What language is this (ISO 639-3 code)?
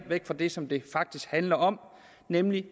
dan